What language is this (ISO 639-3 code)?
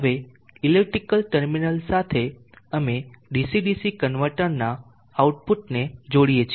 guj